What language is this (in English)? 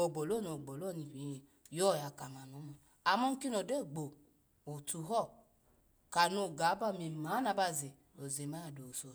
Alago